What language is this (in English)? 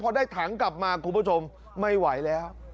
Thai